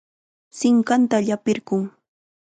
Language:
Chiquián Ancash Quechua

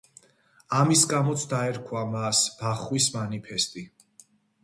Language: Georgian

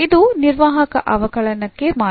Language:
Kannada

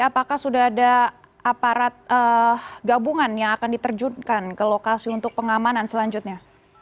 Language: Indonesian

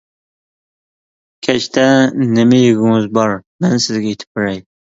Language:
Uyghur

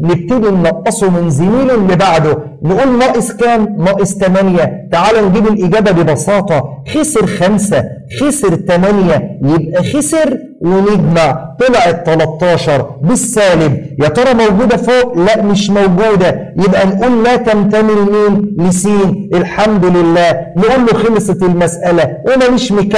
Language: Arabic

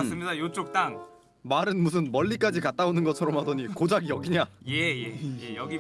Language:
Korean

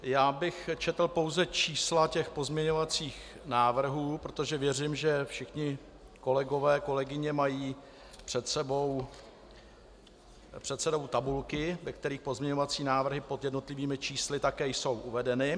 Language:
Czech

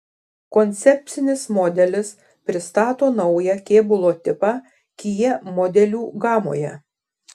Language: Lithuanian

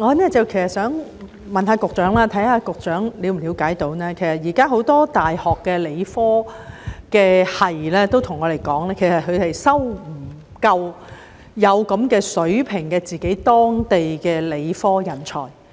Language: Cantonese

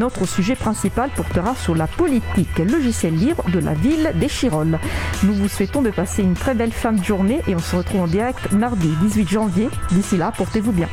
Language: French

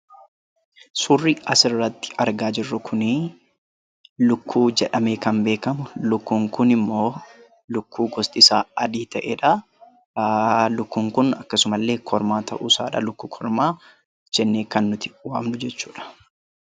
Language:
Oromo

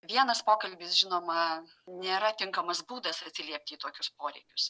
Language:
Lithuanian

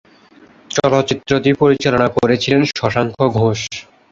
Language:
Bangla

